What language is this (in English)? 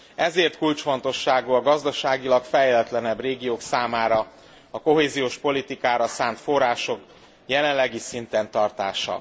Hungarian